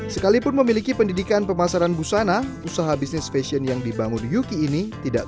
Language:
Indonesian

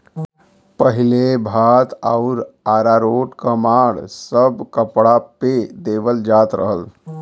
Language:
Bhojpuri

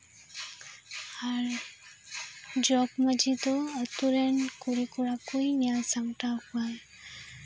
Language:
Santali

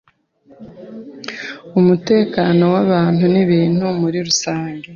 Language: Kinyarwanda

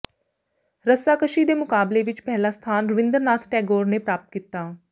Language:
Punjabi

